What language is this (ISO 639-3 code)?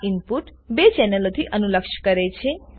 guj